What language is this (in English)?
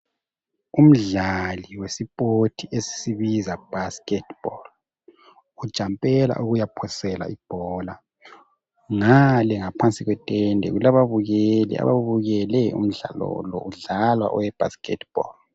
North Ndebele